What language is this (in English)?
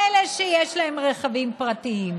Hebrew